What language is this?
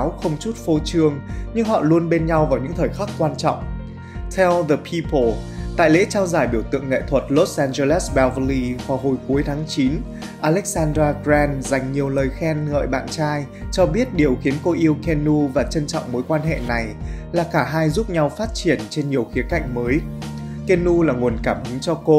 Vietnamese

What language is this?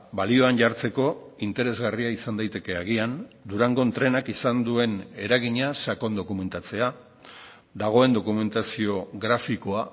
Basque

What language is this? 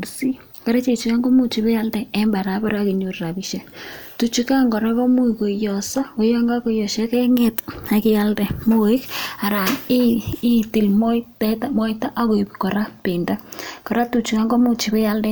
Kalenjin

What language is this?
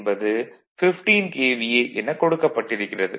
Tamil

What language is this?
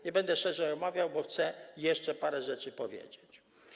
Polish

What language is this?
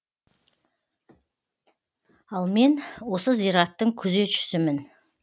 Kazakh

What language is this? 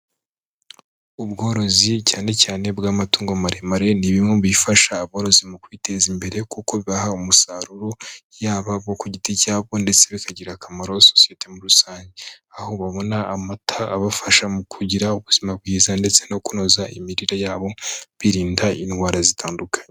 Kinyarwanda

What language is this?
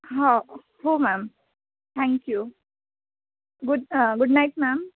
Marathi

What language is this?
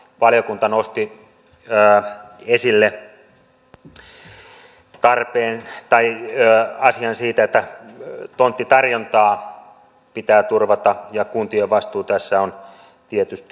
Finnish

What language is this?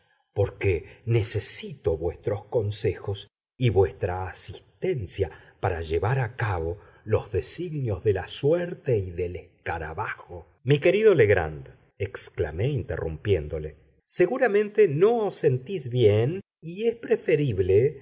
Spanish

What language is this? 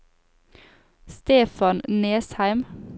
Norwegian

